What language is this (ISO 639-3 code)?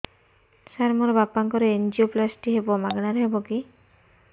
ori